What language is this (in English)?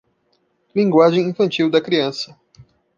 Portuguese